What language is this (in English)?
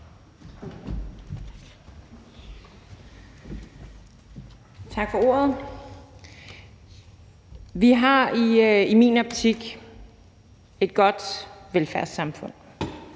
Danish